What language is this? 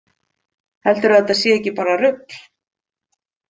Icelandic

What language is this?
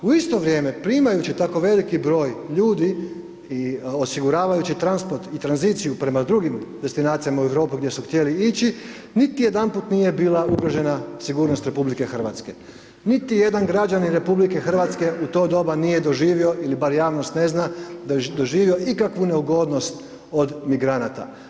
Croatian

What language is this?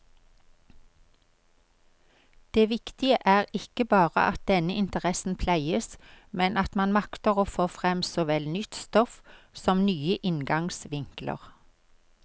Norwegian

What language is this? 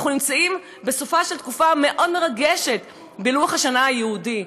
Hebrew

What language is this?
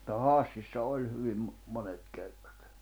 Finnish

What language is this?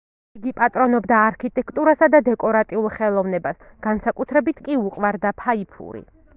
Georgian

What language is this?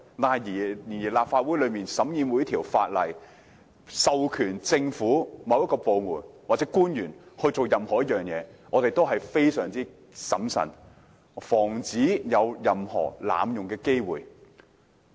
Cantonese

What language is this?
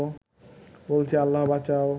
Bangla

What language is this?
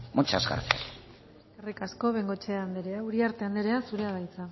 Basque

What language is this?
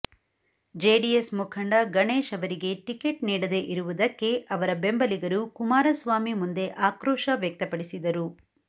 Kannada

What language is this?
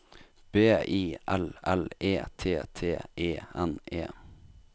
Norwegian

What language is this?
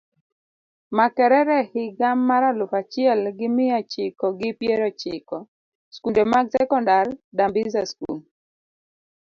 Luo (Kenya and Tanzania)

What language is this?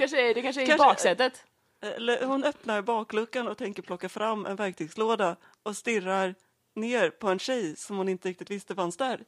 Swedish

